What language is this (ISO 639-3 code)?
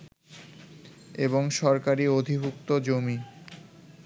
ben